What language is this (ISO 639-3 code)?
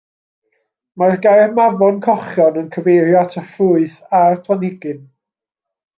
cym